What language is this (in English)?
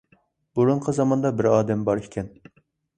Uyghur